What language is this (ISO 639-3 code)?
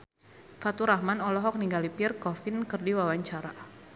sun